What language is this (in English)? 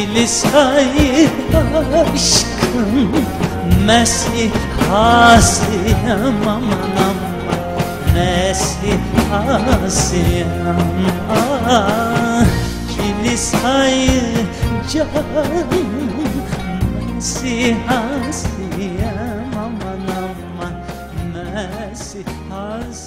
Turkish